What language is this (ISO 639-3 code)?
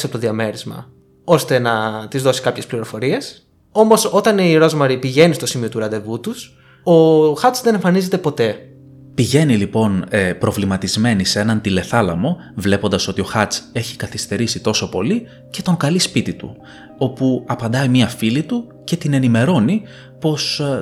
ell